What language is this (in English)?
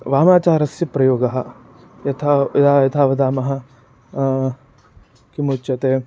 Sanskrit